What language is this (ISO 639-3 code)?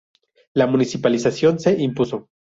spa